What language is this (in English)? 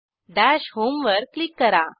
Marathi